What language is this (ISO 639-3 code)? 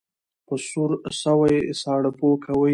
pus